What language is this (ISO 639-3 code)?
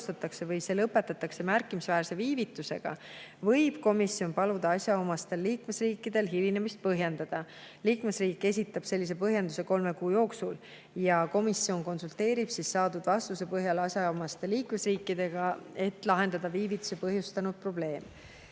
est